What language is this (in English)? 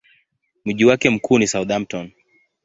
Swahili